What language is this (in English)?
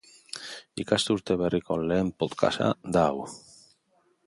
Basque